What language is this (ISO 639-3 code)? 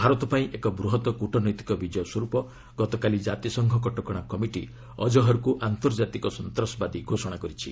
ori